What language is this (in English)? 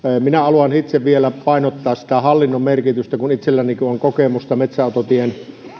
Finnish